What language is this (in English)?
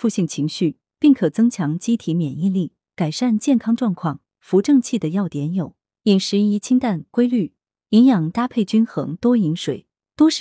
Chinese